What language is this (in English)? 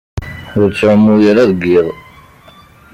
Kabyle